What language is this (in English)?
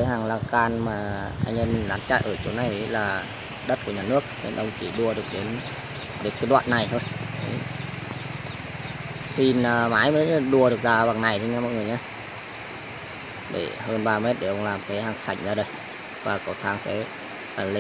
Vietnamese